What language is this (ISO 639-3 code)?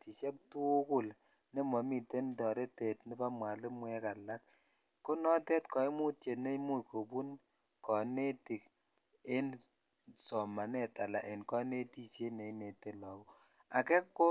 kln